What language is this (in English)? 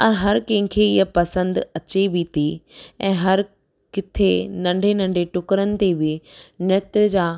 Sindhi